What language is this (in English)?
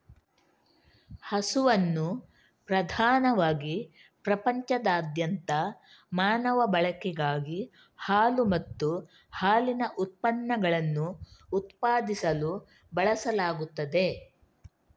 Kannada